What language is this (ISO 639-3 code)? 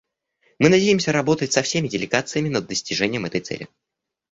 rus